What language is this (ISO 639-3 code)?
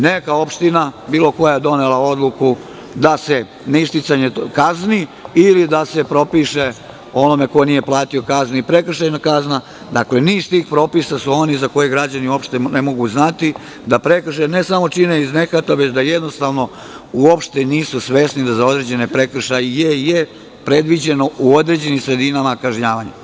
srp